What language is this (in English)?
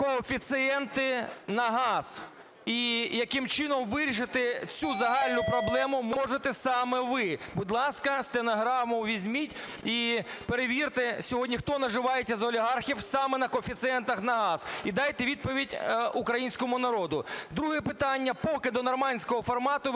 Ukrainian